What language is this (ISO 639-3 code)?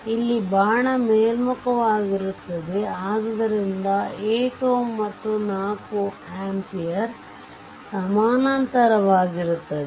kan